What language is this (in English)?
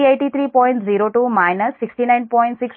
Telugu